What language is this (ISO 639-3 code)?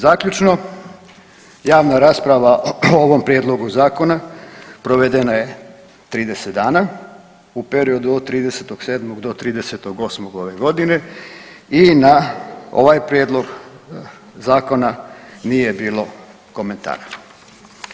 hrv